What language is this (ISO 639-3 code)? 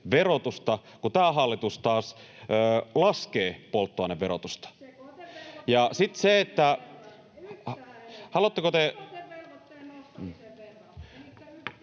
fin